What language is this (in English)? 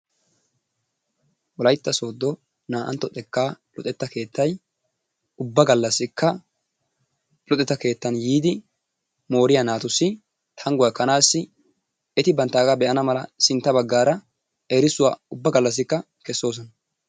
Wolaytta